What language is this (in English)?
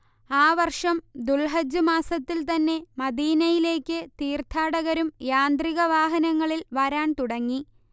Malayalam